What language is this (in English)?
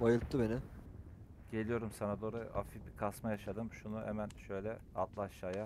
Turkish